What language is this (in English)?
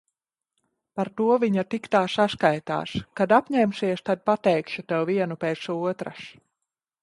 Latvian